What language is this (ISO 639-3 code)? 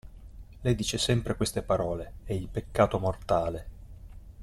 ita